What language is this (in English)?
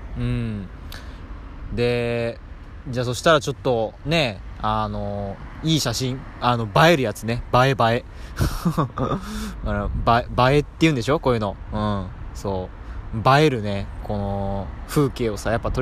Japanese